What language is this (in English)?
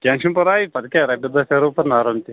Kashmiri